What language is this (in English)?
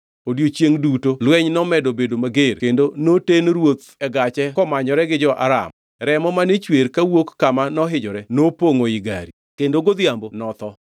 Luo (Kenya and Tanzania)